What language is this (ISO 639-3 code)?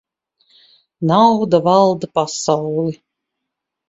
lav